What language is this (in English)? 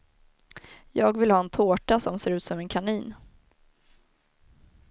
Swedish